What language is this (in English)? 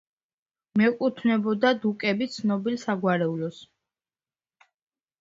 Georgian